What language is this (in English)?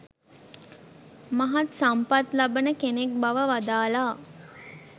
Sinhala